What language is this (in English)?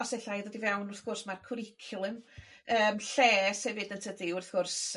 Welsh